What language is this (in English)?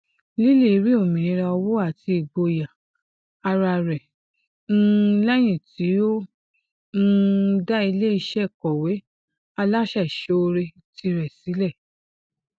Yoruba